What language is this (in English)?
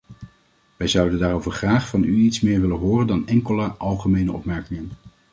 Dutch